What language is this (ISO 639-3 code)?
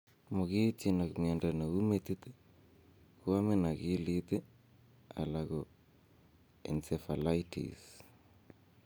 kln